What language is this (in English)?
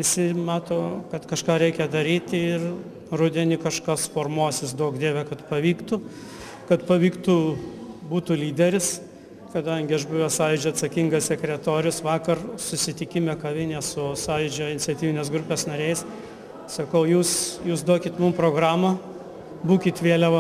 Lithuanian